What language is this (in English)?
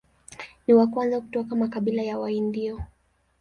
Swahili